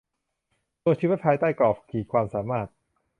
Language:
Thai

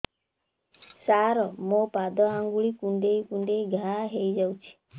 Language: Odia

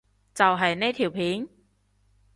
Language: Cantonese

